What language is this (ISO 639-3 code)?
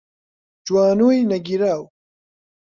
ckb